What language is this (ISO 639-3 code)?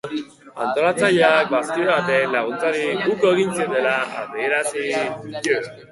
eus